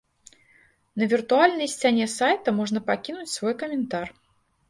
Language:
Belarusian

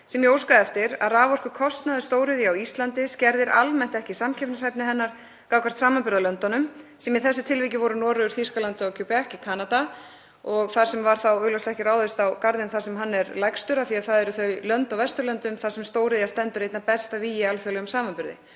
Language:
Icelandic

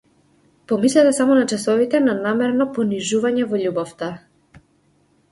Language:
Macedonian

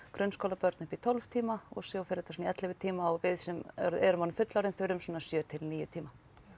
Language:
Icelandic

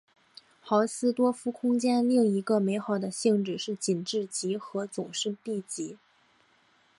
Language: Chinese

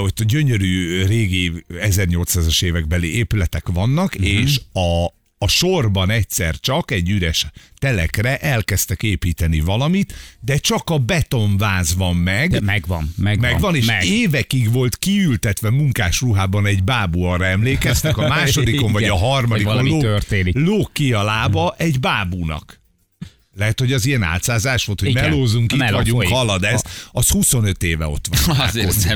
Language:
Hungarian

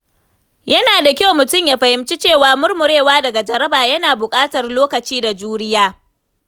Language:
Hausa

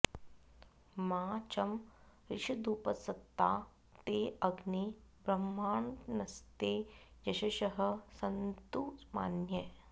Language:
Sanskrit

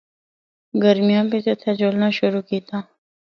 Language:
Northern Hindko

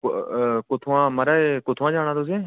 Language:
Dogri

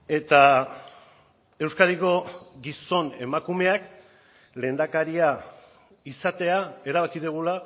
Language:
Basque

